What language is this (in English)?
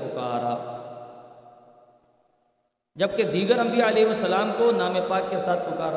Urdu